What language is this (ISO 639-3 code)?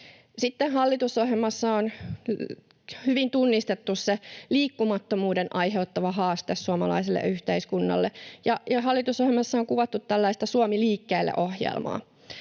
fin